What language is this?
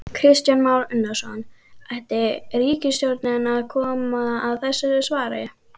Icelandic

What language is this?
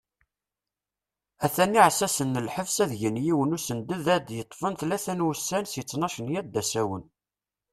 Kabyle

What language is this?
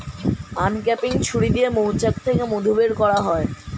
Bangla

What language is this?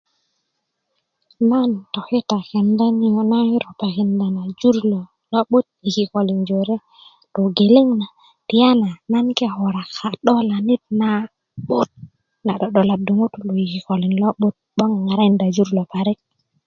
Kuku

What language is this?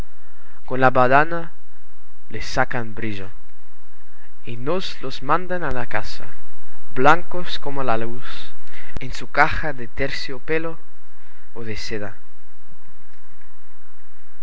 Spanish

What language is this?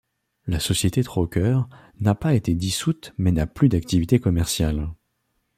French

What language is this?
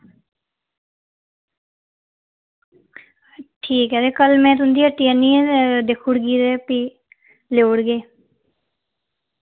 Dogri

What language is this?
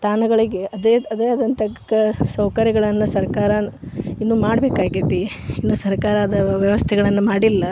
Kannada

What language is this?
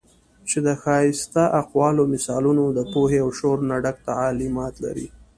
Pashto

